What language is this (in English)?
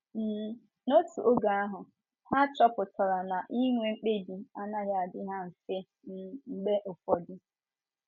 Igbo